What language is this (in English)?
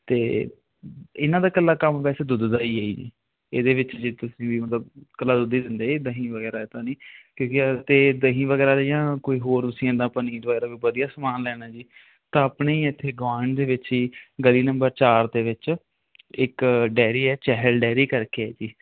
Punjabi